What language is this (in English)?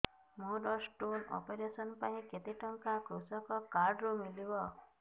Odia